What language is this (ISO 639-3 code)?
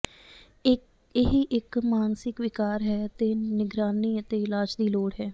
pan